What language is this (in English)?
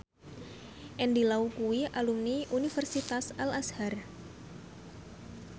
Javanese